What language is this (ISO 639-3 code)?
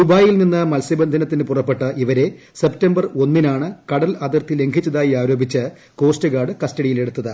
mal